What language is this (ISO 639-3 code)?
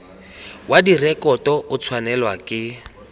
tsn